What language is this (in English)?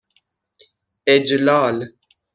Persian